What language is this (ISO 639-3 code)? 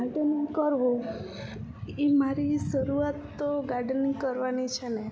guj